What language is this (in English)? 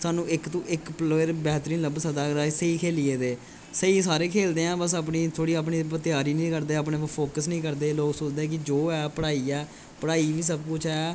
Dogri